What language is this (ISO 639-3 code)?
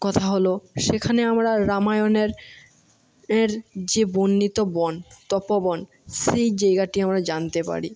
ben